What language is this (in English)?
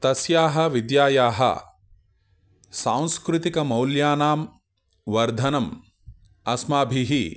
Sanskrit